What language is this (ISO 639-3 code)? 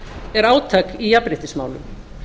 isl